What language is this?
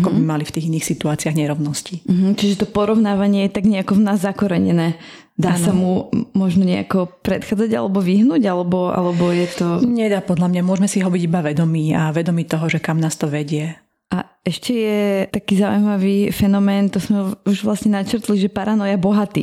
Slovak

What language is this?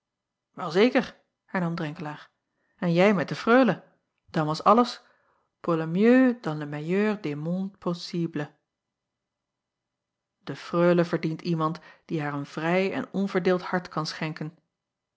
Dutch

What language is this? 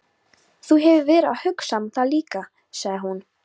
Icelandic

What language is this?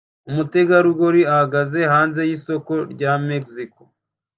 Kinyarwanda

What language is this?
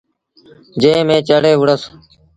Sindhi Bhil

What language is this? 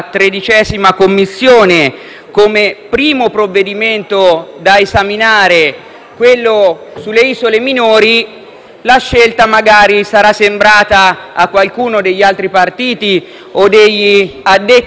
Italian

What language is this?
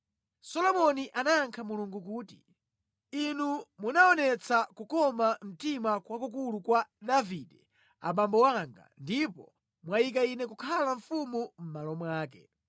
Nyanja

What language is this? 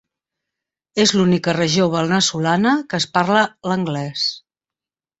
Catalan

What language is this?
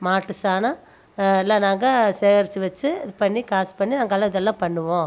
Tamil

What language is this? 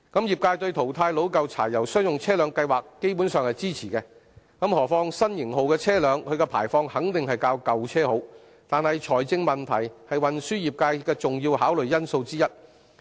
Cantonese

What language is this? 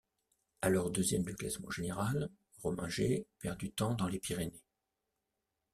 French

